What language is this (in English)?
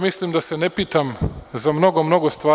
Serbian